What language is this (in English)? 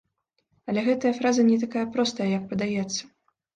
Belarusian